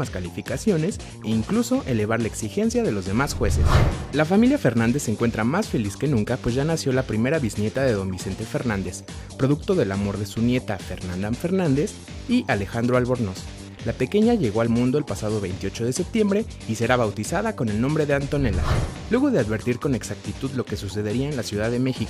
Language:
Spanish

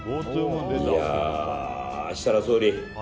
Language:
Japanese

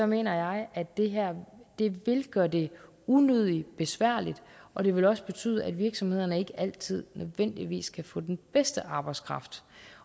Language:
Danish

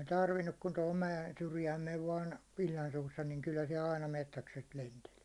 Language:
Finnish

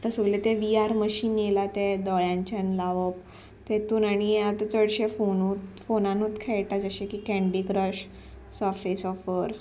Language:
Konkani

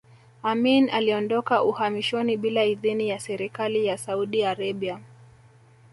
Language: Swahili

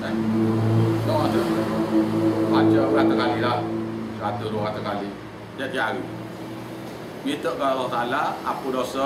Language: Malay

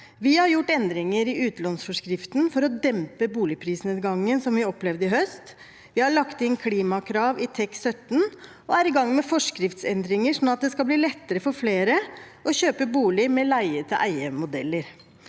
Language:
Norwegian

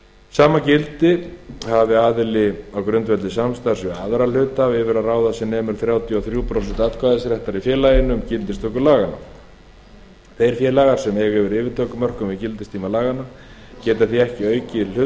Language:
Icelandic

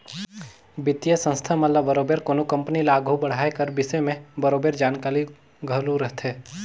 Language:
Chhattisgarhi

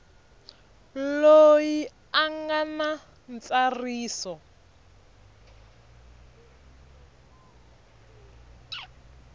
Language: Tsonga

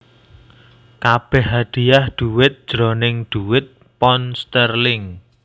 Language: Javanese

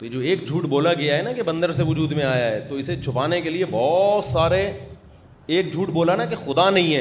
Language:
Urdu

